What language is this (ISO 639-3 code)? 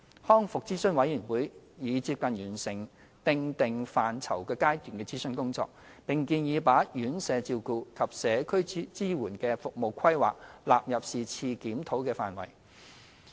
yue